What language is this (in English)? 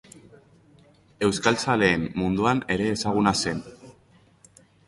Basque